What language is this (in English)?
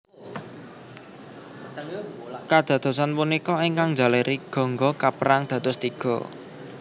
Javanese